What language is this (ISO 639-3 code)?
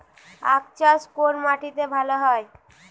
ben